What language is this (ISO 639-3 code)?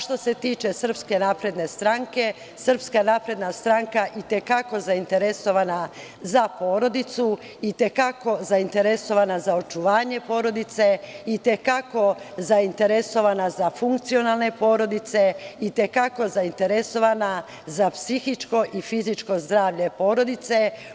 srp